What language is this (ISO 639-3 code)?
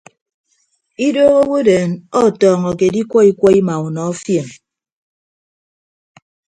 ibb